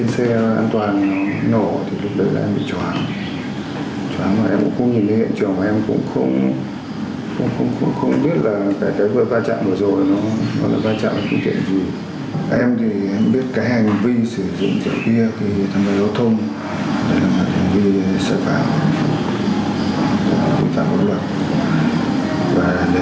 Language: Vietnamese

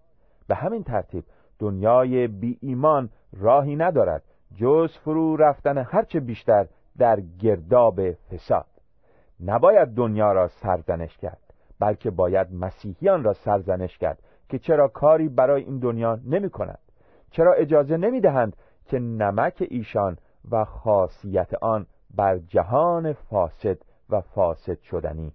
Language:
Persian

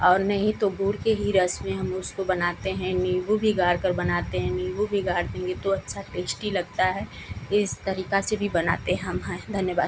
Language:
Hindi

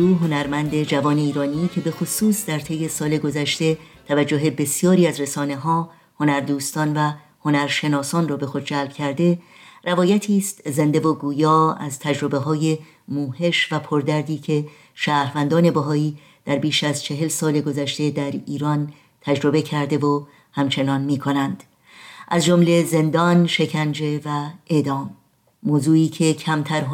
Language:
Persian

